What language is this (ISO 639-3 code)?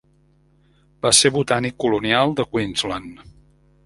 cat